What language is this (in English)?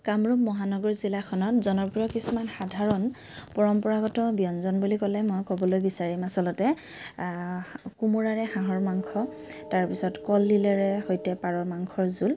Assamese